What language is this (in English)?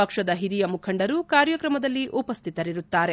Kannada